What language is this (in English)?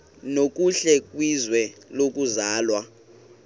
Xhosa